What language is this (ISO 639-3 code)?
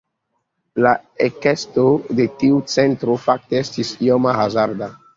epo